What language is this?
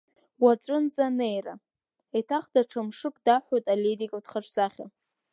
Abkhazian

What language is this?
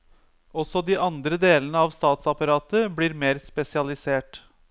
Norwegian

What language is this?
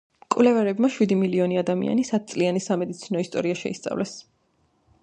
Georgian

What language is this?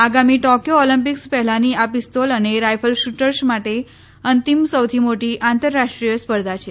Gujarati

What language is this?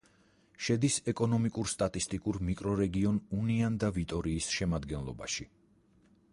Georgian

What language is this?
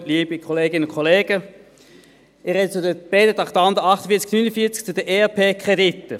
Swiss German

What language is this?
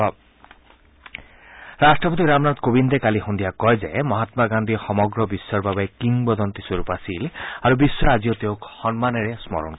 Assamese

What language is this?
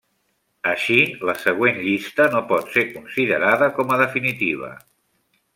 Catalan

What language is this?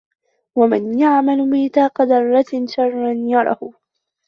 Arabic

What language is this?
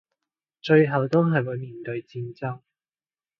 Cantonese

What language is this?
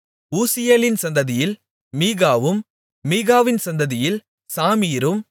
Tamil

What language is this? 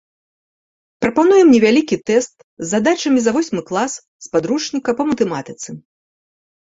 Belarusian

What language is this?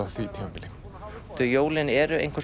Icelandic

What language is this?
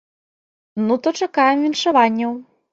Belarusian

